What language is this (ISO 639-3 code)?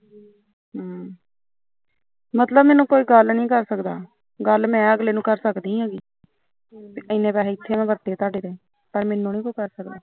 pan